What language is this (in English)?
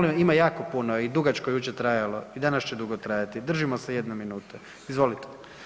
Croatian